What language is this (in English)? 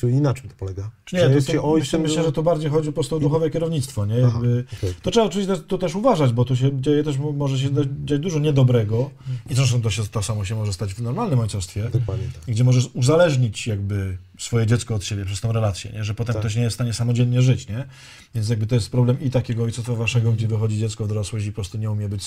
Polish